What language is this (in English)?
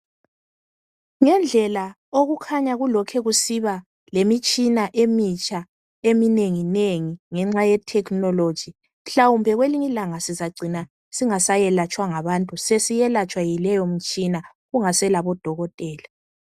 North Ndebele